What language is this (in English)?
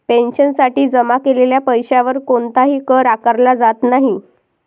Marathi